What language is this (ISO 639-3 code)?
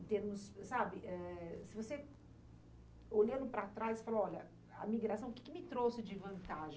por